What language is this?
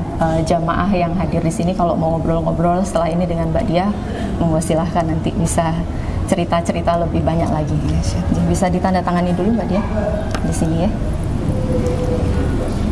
Indonesian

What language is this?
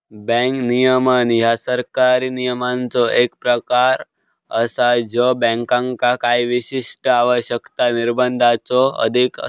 Marathi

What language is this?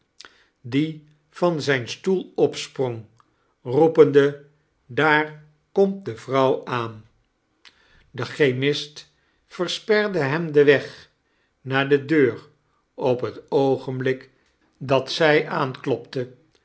Dutch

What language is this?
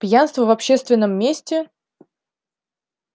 Russian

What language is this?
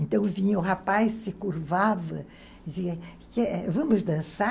Portuguese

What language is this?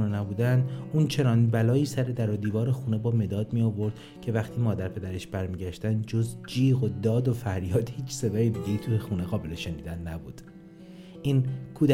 Persian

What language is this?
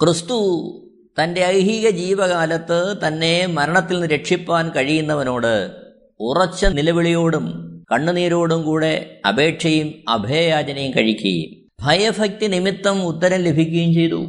Malayalam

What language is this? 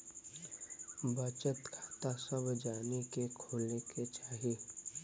Bhojpuri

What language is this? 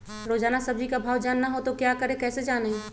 Magahi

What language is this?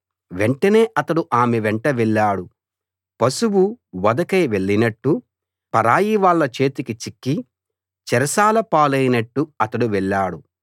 Telugu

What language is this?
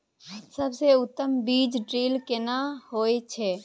Maithili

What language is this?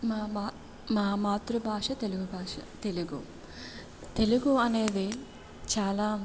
Telugu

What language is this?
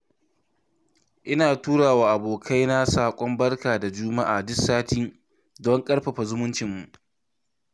Hausa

